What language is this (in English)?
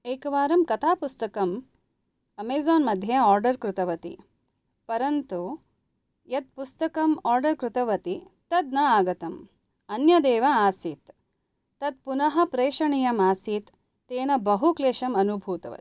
Sanskrit